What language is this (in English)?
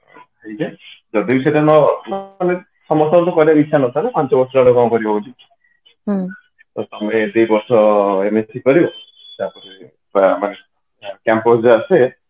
Odia